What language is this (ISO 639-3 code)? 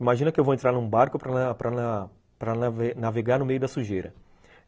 por